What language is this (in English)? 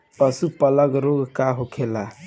Bhojpuri